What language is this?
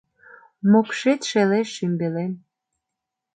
Mari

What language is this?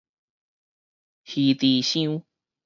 Min Nan Chinese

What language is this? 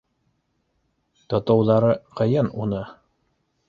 Bashkir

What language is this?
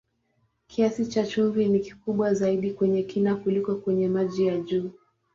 Swahili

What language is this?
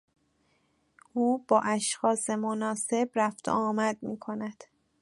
Persian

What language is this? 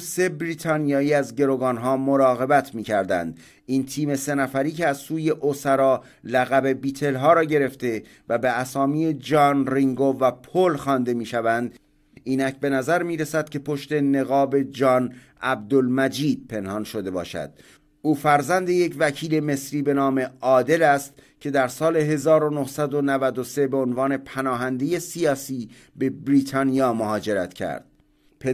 Persian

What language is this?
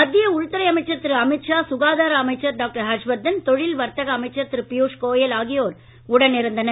Tamil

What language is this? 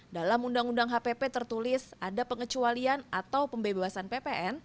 Indonesian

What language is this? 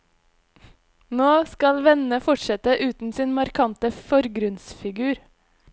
Norwegian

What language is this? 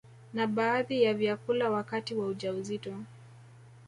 Swahili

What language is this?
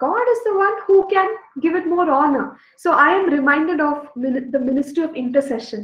English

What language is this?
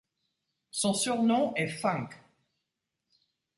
French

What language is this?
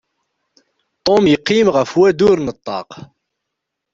Kabyle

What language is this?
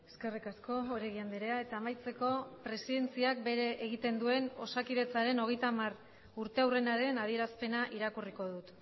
Basque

